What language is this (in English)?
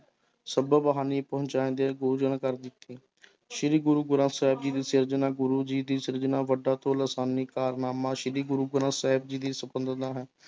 Punjabi